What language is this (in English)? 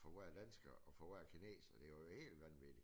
Danish